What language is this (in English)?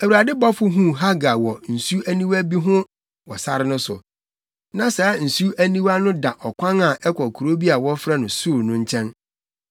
Akan